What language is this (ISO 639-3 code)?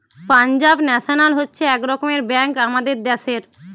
ben